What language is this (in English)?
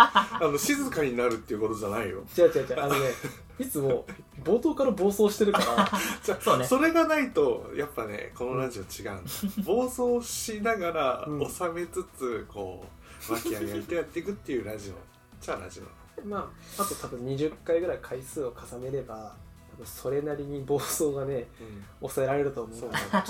Japanese